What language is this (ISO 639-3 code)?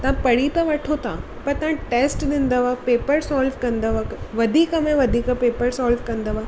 snd